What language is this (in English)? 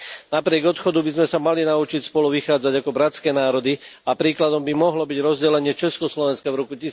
Slovak